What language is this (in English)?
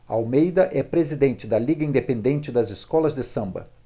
Portuguese